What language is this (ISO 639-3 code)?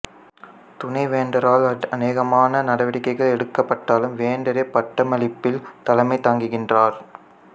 tam